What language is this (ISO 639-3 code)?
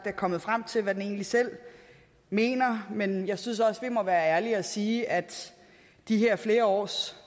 dan